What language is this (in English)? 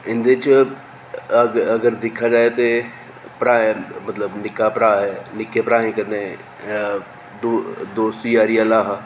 Dogri